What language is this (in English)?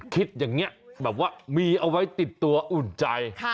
Thai